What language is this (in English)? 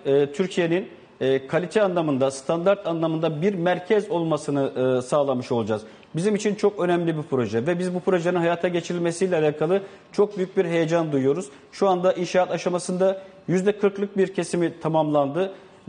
Turkish